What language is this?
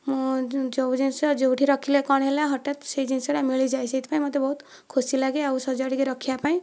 Odia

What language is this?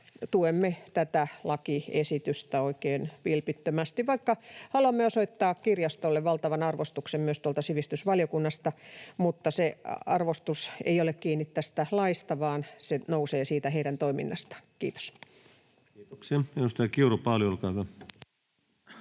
Finnish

